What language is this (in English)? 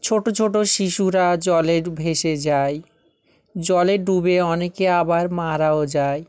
Bangla